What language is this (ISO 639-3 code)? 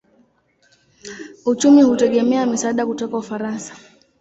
swa